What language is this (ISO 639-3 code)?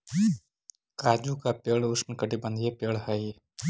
mag